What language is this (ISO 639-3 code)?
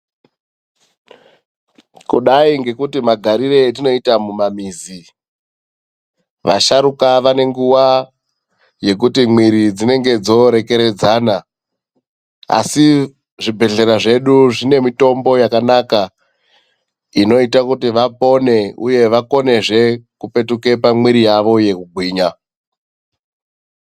ndc